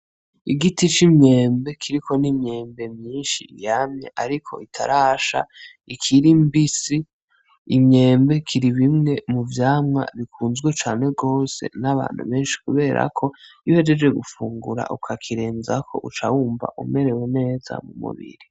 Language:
Rundi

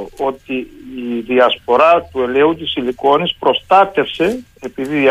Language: Greek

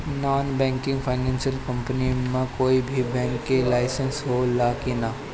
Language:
Bhojpuri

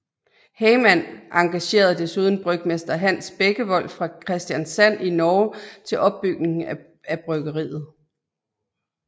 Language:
Danish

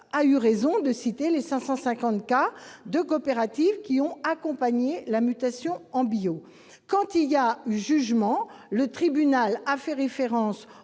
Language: French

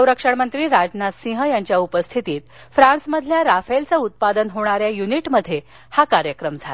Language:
Marathi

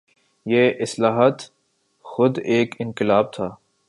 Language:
Urdu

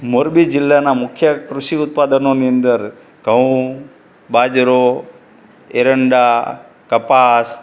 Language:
Gujarati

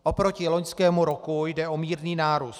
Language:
Czech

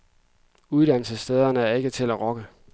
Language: Danish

